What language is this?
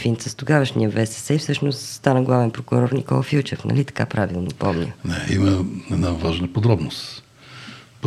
Bulgarian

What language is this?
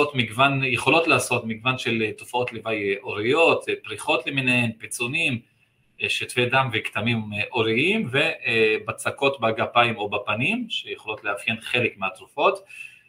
Hebrew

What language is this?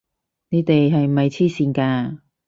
Cantonese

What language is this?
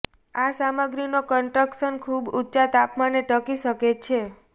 Gujarati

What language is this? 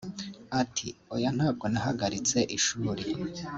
Kinyarwanda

